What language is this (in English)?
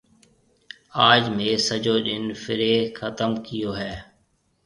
Marwari (Pakistan)